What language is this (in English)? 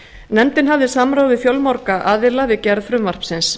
Icelandic